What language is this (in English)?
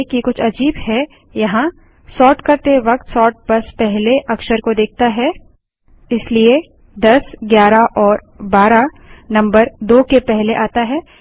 Hindi